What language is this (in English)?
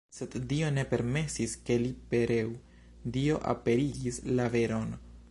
Esperanto